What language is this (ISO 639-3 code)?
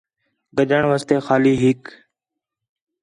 xhe